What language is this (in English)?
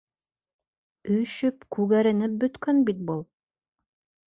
Bashkir